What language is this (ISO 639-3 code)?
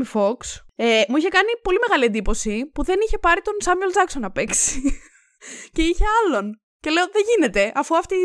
ell